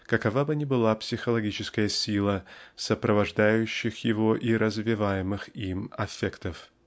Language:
Russian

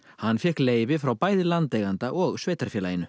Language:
Icelandic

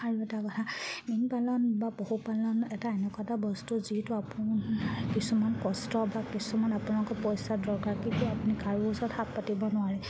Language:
Assamese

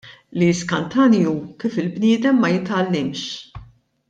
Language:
Maltese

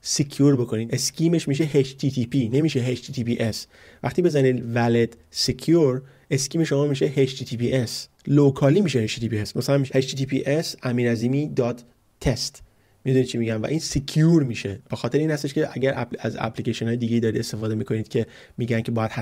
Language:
Persian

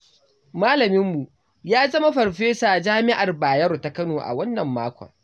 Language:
Hausa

